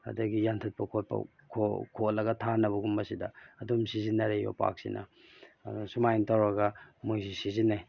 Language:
Manipuri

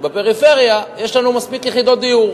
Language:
Hebrew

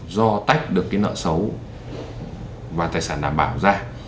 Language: Vietnamese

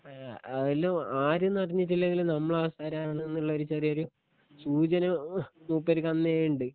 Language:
Malayalam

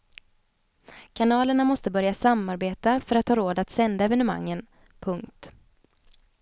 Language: Swedish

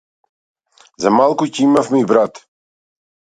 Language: Macedonian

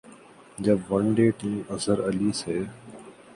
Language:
Urdu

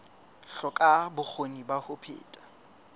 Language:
Southern Sotho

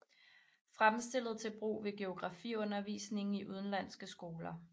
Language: Danish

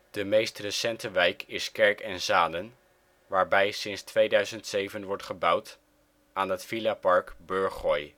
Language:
Dutch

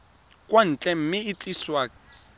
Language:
Tswana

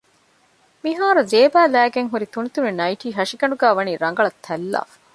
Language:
Divehi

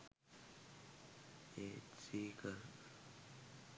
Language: Sinhala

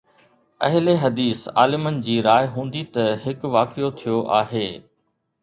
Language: Sindhi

